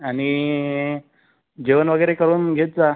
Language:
Marathi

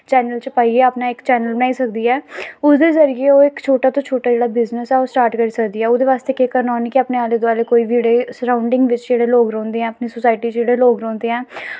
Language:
Dogri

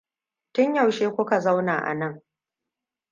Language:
Hausa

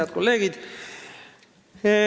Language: Estonian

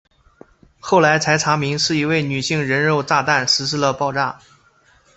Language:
Chinese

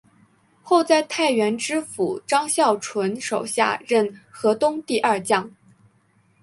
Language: Chinese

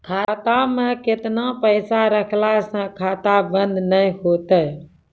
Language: Maithili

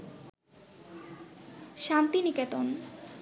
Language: Bangla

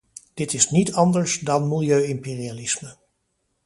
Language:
Dutch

